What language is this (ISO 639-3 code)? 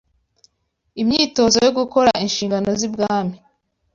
kin